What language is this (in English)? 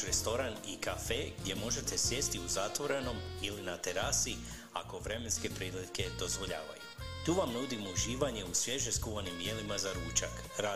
Croatian